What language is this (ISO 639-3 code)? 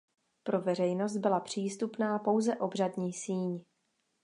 ces